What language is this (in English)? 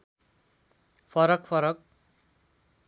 Nepali